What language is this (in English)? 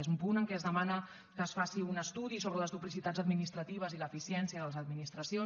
Catalan